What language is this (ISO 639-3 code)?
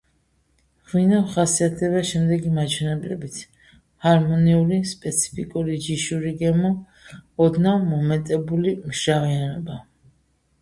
kat